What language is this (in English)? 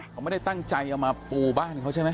Thai